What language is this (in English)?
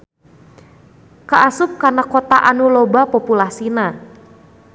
Sundanese